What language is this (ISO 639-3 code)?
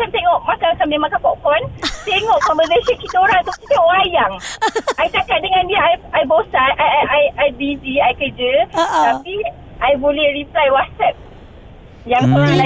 msa